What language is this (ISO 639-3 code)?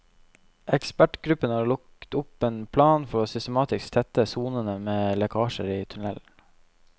nor